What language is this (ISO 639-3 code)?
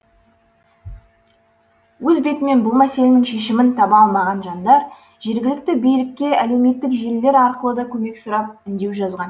kaz